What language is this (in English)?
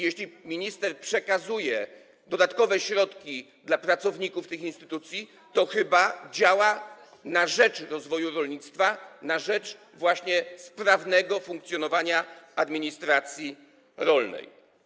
Polish